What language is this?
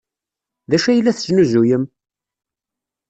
Kabyle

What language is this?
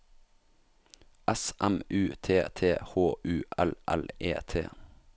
Norwegian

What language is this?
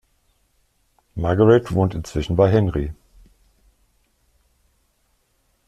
German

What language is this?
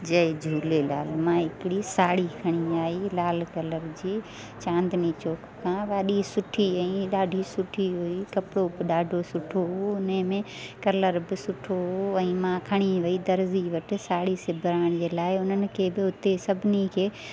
Sindhi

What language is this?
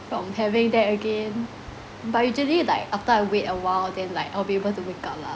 English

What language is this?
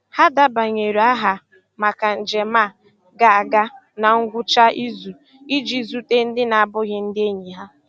Igbo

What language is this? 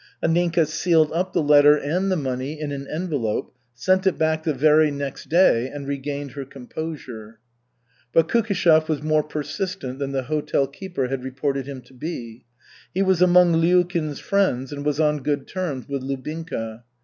English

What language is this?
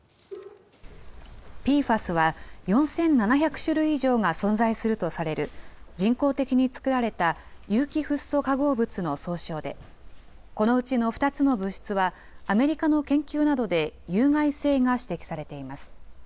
Japanese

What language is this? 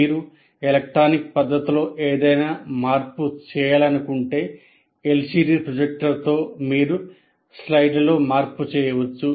Telugu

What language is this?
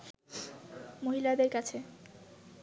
Bangla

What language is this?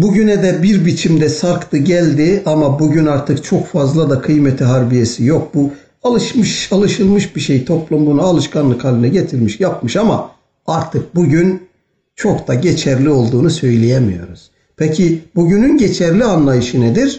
Turkish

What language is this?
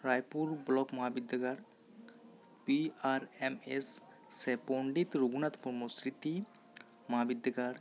Santali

